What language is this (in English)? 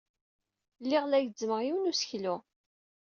Kabyle